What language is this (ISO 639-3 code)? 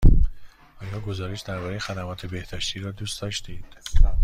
fas